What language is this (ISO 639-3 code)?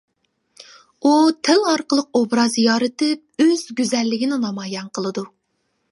uig